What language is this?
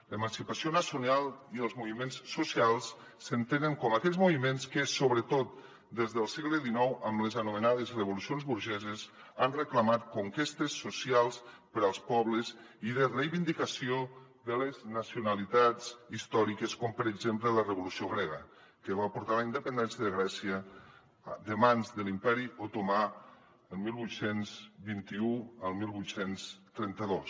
Catalan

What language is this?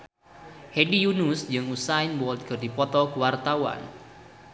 Sundanese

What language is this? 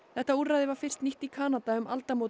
Icelandic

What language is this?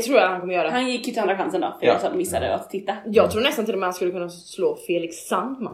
Swedish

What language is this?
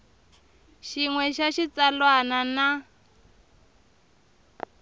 Tsonga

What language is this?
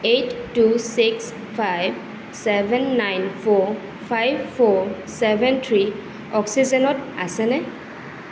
Assamese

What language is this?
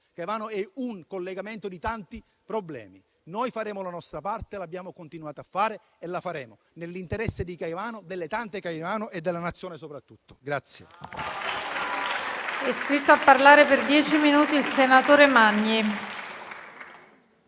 Italian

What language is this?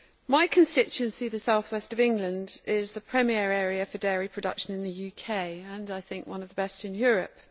English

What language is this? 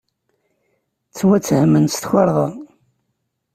Kabyle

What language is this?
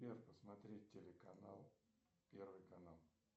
Russian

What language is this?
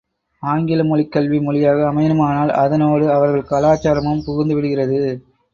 Tamil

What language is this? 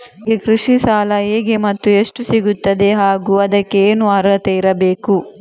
Kannada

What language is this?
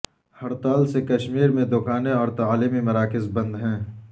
Urdu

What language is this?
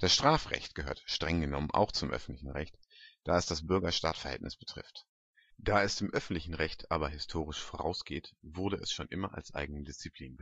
German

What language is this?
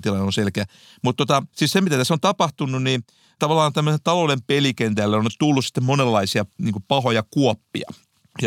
Finnish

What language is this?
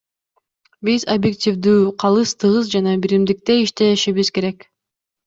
Kyrgyz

